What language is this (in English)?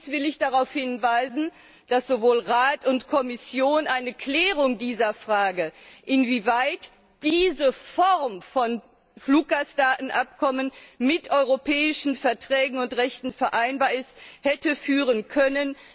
German